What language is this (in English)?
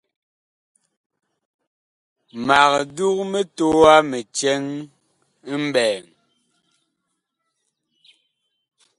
Bakoko